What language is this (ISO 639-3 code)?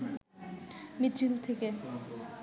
ben